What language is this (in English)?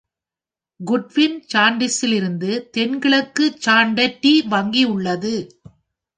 Tamil